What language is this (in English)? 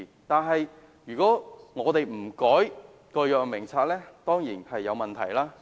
Cantonese